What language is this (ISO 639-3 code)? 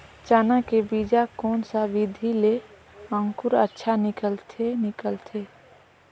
hne